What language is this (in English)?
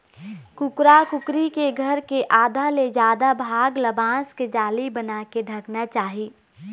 Chhattisgarhi